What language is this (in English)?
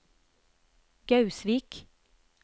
Norwegian